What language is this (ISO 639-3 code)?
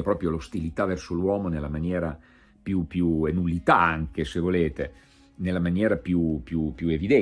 ita